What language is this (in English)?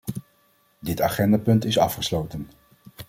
Dutch